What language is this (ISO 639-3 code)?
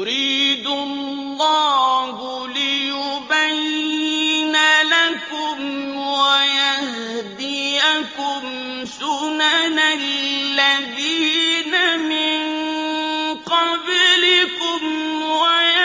ara